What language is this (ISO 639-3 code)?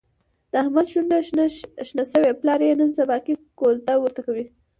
pus